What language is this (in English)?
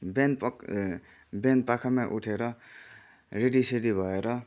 Nepali